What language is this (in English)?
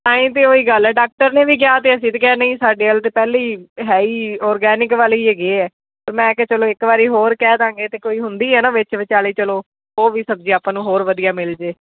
Punjabi